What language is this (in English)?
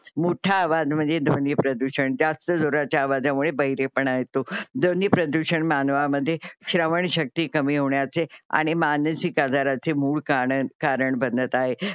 Marathi